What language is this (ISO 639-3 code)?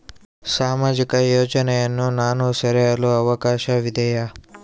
kan